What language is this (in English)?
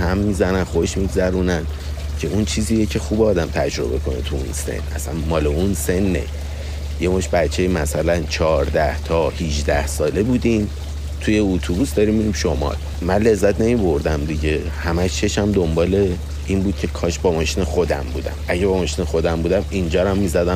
Persian